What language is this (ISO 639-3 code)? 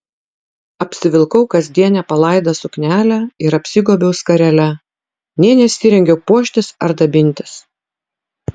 lit